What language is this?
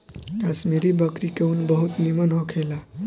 Bhojpuri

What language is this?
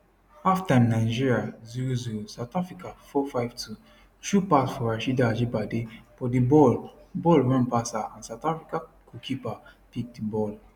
Nigerian Pidgin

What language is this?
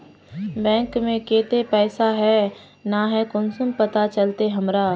Magahi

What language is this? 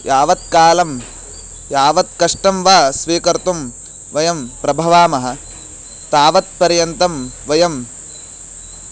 Sanskrit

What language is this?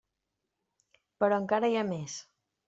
Catalan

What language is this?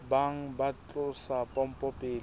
Southern Sotho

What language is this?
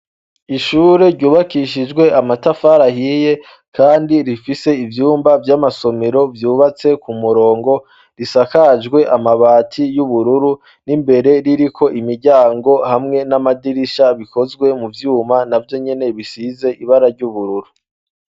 Rundi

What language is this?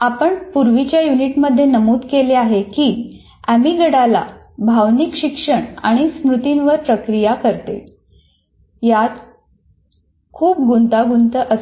Marathi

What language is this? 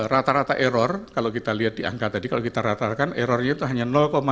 Indonesian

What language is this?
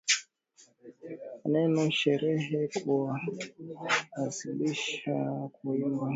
Swahili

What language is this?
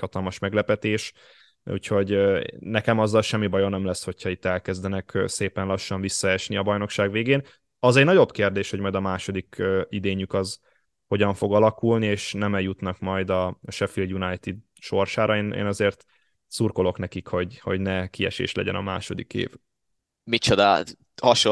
Hungarian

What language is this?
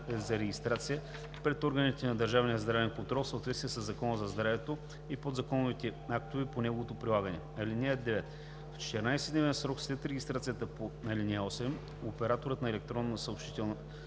Bulgarian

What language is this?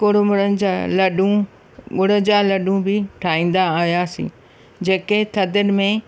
Sindhi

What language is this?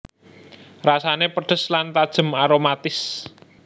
Javanese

